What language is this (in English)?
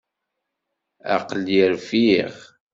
Kabyle